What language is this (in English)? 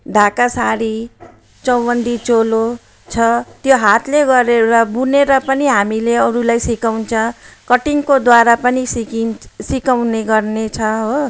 Nepali